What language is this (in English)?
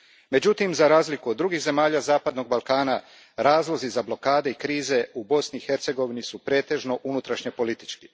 Croatian